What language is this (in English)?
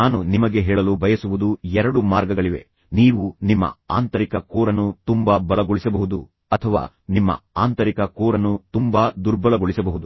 Kannada